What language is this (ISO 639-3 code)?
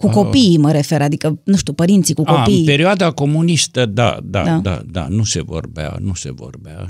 ron